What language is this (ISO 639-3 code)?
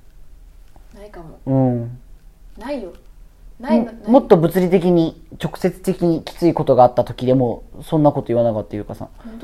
jpn